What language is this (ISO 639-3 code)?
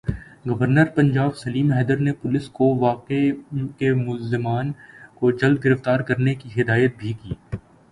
urd